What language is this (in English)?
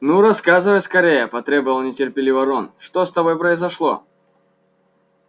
Russian